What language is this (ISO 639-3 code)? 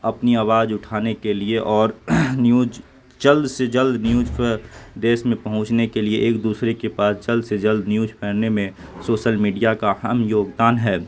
urd